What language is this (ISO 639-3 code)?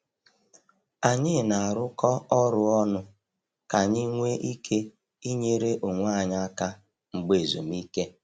ibo